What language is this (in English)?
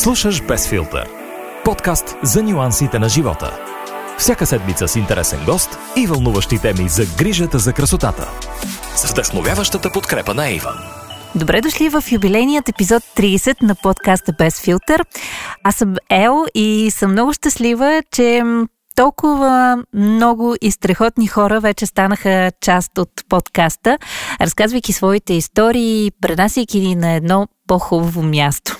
Bulgarian